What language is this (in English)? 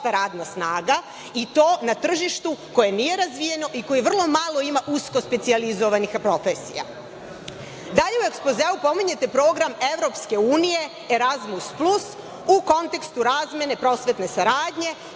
Serbian